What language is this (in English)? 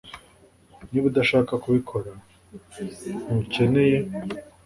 Kinyarwanda